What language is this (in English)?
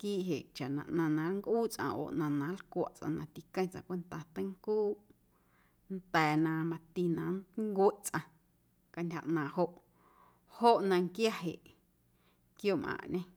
Guerrero Amuzgo